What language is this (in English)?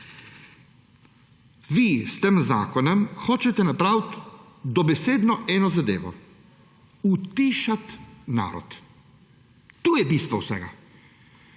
Slovenian